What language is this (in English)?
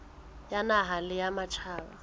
Southern Sotho